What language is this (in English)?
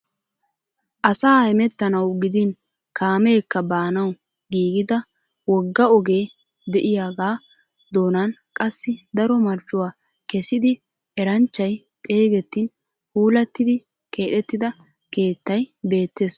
Wolaytta